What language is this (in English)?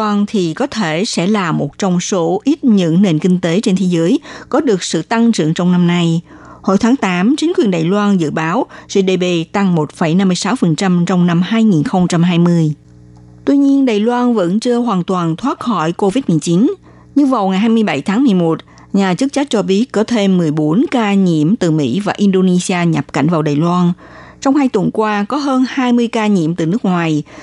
Vietnamese